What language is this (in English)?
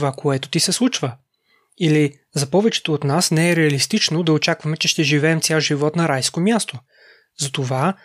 Bulgarian